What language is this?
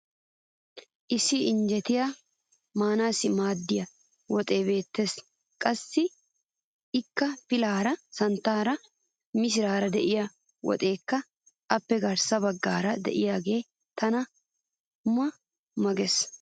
Wolaytta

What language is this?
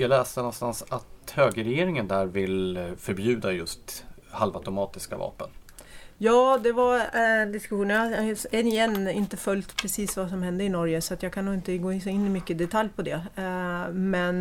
Swedish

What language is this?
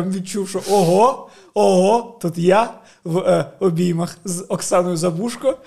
Ukrainian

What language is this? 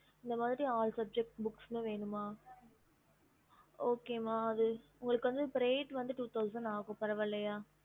Tamil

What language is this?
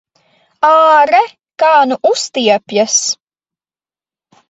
Latvian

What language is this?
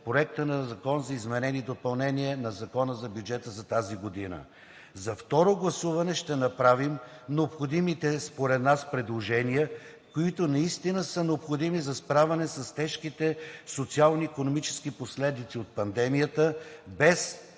Bulgarian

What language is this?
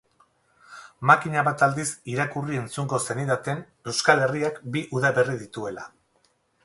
Basque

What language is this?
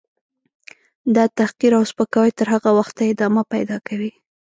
Pashto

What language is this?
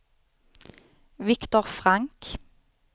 Swedish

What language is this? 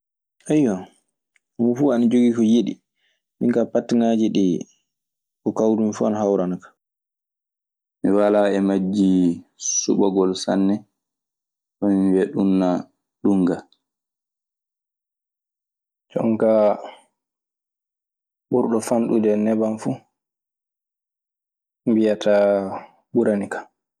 Maasina Fulfulde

